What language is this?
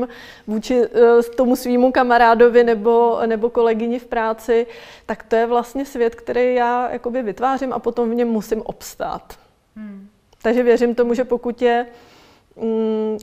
Czech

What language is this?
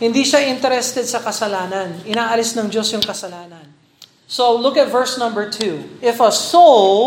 Filipino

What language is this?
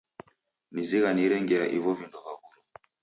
Taita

